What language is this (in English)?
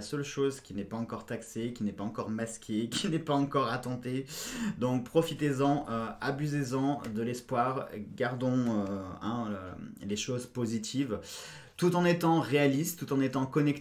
French